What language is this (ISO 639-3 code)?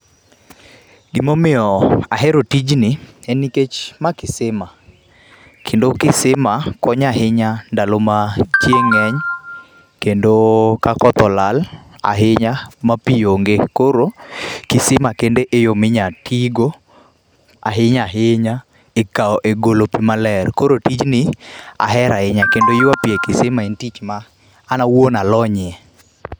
luo